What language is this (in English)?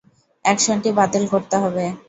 Bangla